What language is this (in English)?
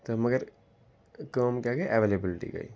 Kashmiri